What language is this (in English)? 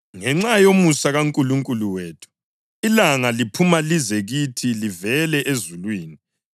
North Ndebele